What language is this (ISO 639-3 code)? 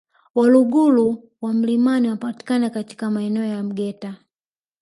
swa